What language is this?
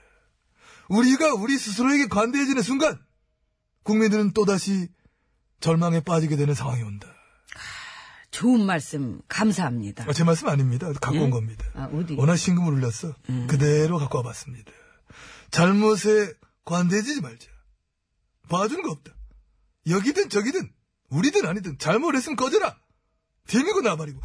Korean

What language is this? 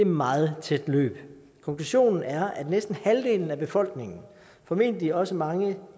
Danish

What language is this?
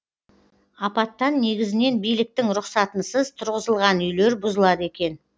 Kazakh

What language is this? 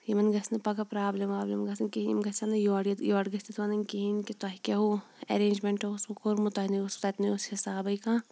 Kashmiri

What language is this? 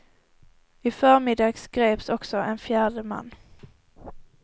Swedish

